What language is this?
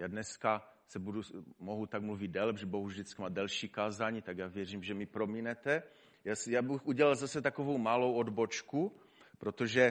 Czech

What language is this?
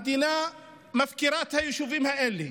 Hebrew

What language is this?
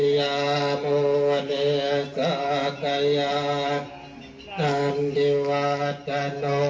Thai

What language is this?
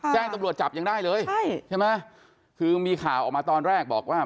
Thai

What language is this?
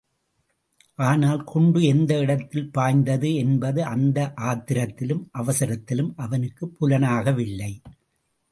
Tamil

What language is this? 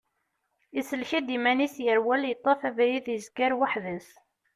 Kabyle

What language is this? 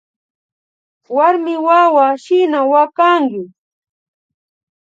Imbabura Highland Quichua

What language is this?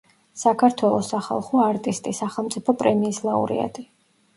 Georgian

